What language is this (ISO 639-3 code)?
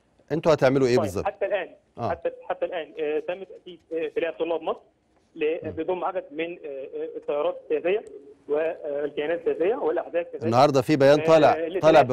ara